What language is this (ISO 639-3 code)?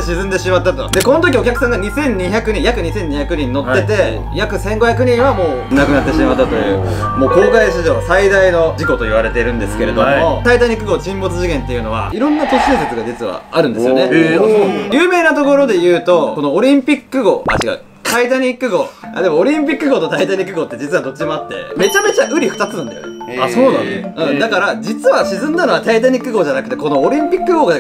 jpn